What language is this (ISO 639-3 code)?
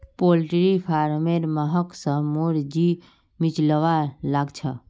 mag